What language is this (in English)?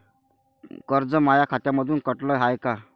Marathi